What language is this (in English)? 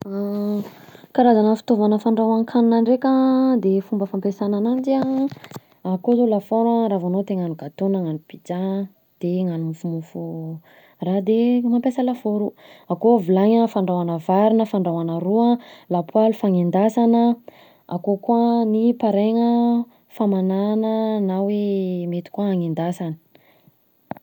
Southern Betsimisaraka Malagasy